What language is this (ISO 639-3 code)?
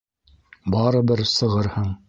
bak